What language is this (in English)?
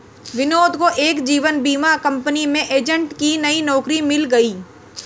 Hindi